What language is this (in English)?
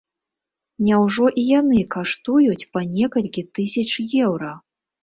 Belarusian